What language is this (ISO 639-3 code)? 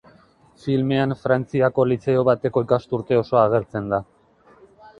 eus